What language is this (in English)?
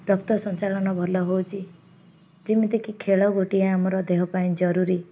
Odia